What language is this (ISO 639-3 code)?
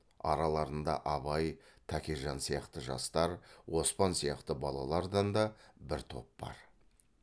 kaz